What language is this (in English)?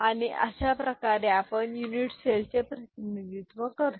Marathi